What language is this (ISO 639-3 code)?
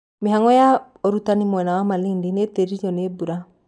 kik